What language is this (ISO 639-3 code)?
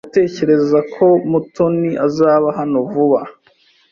kin